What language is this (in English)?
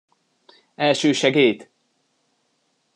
Hungarian